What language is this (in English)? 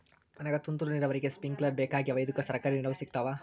Kannada